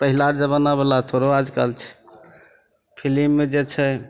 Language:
Maithili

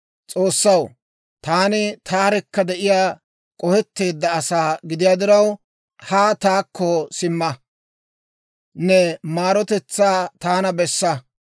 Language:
Dawro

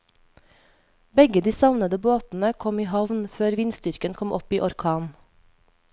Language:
Norwegian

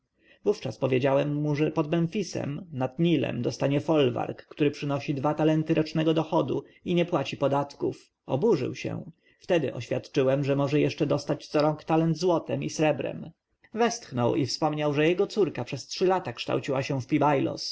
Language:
Polish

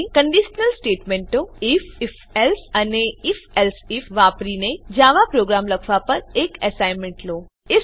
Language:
Gujarati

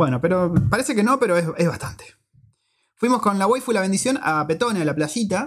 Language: Spanish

